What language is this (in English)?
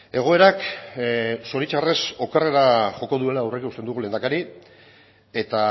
Basque